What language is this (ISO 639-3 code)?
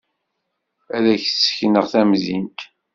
kab